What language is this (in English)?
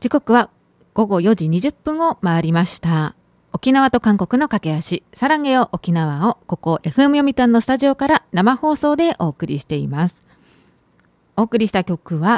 Japanese